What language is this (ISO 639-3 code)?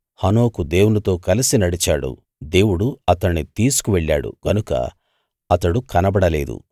tel